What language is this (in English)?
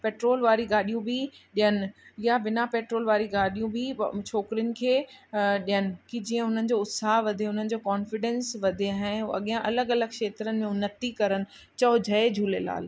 Sindhi